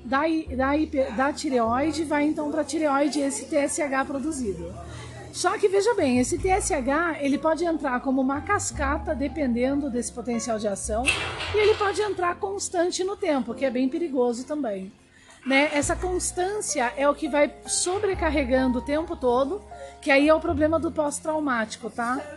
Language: Portuguese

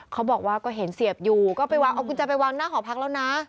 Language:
Thai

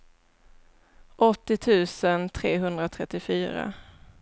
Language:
Swedish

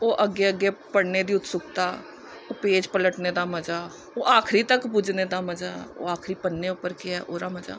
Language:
Dogri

